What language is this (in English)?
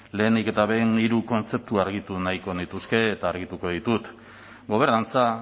Basque